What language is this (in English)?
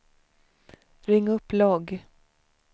Swedish